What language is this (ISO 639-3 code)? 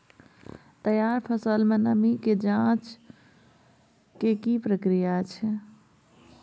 mai